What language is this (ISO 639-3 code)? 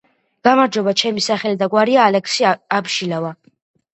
kat